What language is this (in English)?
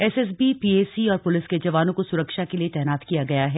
Hindi